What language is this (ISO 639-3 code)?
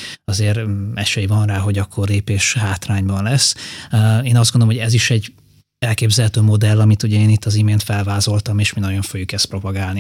hun